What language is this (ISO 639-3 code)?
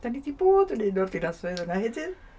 cym